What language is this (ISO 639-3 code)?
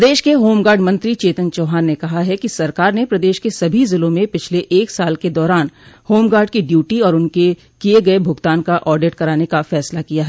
hin